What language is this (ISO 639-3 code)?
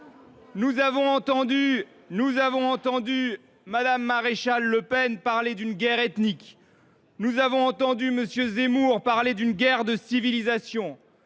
fra